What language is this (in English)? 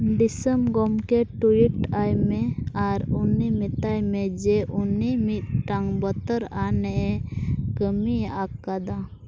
Santali